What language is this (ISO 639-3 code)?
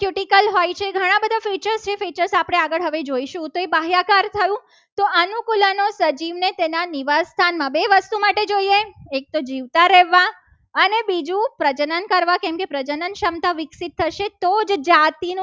guj